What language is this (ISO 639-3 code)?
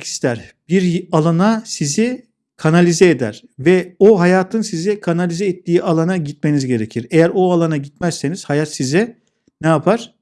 tur